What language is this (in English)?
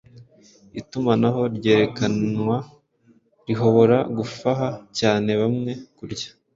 Kinyarwanda